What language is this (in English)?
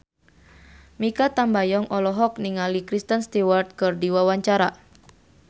Sundanese